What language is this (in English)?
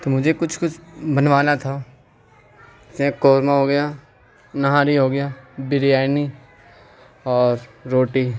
Urdu